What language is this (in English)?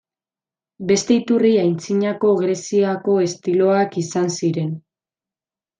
Basque